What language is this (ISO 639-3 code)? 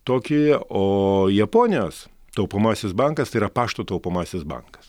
lit